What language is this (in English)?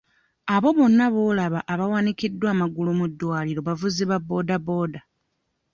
Ganda